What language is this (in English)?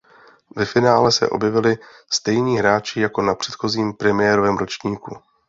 Czech